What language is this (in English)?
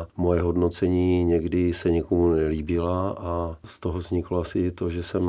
Czech